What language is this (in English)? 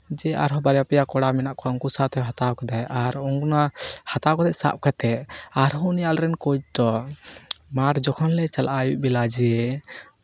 Santali